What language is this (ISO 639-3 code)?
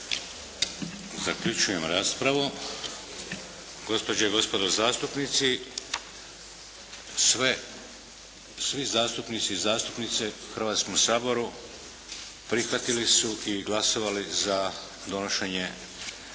hrv